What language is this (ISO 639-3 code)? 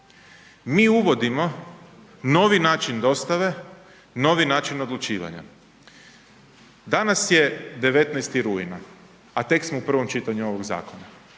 hrv